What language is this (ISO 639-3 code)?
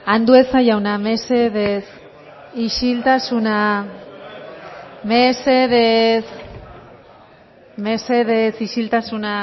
eus